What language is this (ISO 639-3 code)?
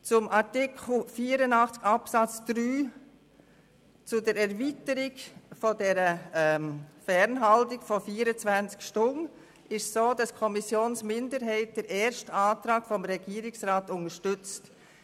gsw